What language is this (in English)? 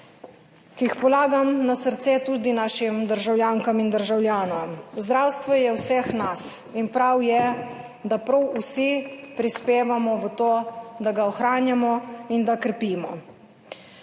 Slovenian